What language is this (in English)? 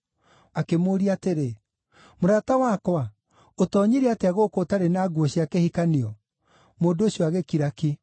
Kikuyu